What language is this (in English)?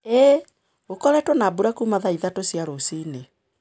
Kikuyu